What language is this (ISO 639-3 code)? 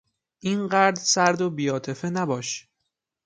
fas